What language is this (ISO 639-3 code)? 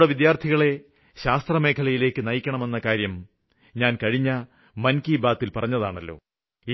mal